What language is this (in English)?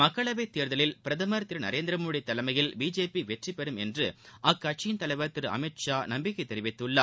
Tamil